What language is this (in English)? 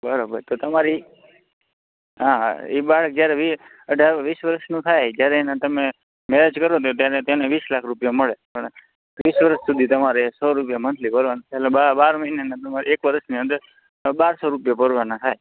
Gujarati